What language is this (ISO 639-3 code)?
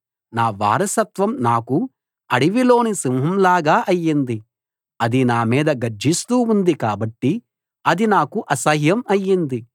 tel